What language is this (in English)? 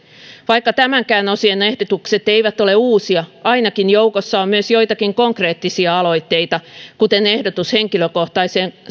Finnish